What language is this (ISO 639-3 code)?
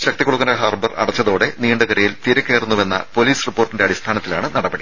mal